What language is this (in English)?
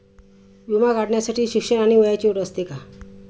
Marathi